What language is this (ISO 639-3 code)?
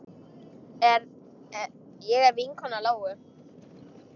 isl